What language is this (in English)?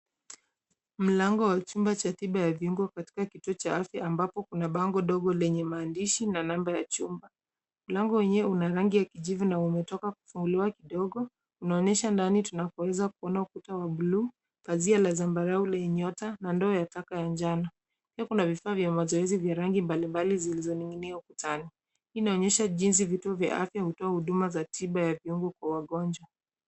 Swahili